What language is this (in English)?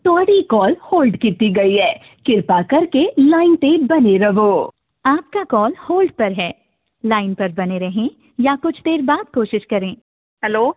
Punjabi